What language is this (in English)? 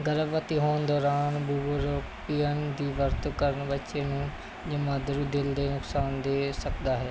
Punjabi